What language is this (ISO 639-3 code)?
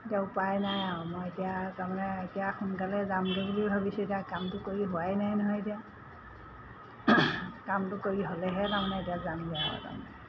asm